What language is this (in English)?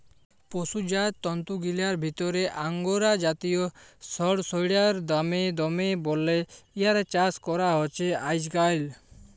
Bangla